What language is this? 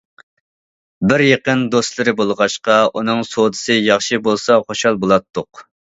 Uyghur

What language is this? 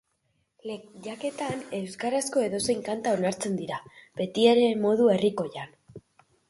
Basque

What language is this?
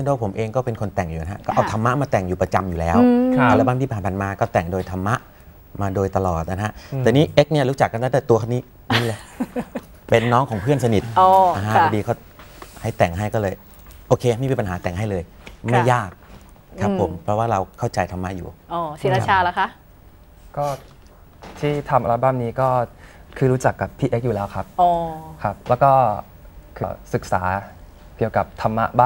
Thai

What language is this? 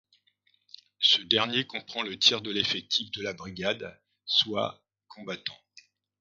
French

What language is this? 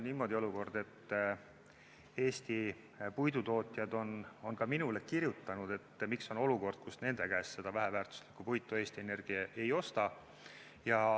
Estonian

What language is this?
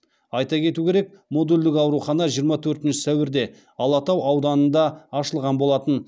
Kazakh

